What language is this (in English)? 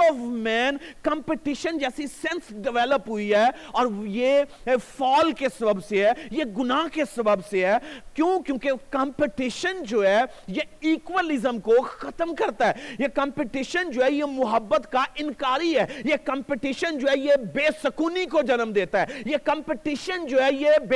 Urdu